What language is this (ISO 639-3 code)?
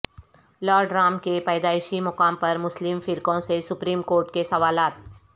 urd